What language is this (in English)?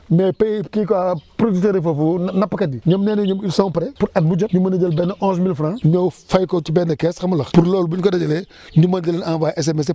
Wolof